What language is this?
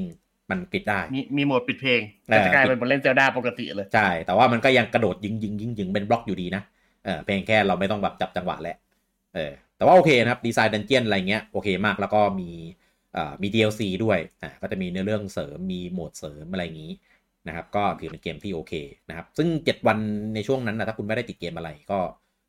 Thai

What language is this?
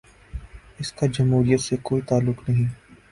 Urdu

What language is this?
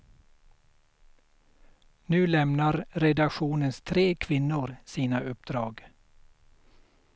Swedish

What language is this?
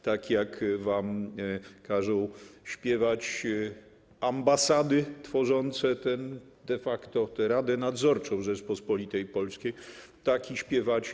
Polish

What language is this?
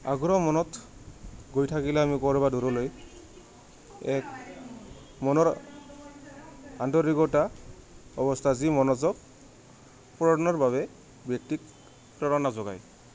Assamese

